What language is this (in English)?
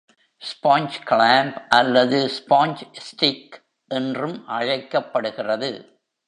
Tamil